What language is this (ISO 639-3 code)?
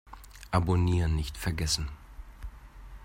deu